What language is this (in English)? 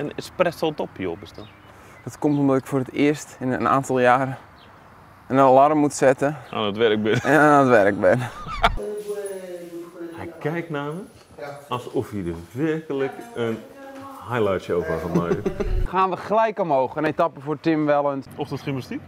Dutch